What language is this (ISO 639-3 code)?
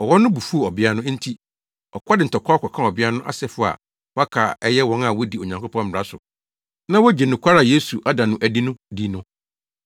aka